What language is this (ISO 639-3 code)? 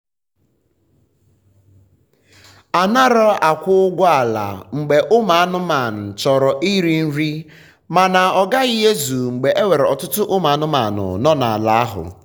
ibo